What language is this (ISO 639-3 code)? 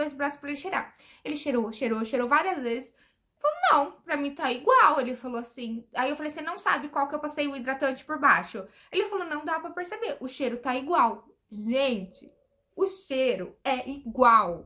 por